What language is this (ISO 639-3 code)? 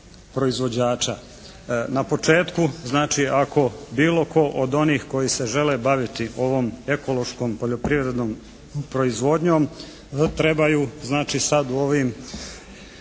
hrv